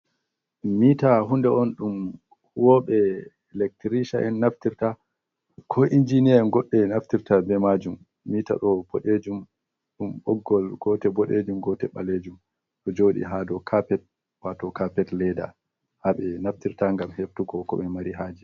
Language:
Fula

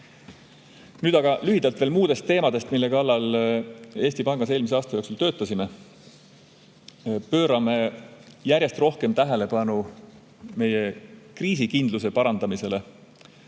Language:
Estonian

